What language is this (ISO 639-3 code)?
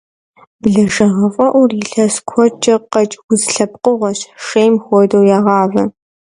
kbd